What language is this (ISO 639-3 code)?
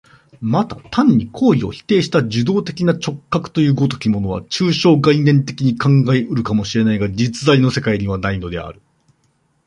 jpn